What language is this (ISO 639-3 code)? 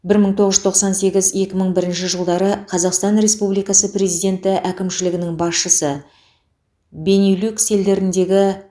kaz